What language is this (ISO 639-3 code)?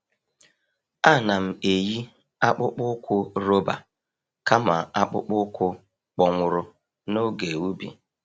ibo